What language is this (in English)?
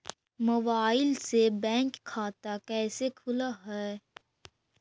Magahi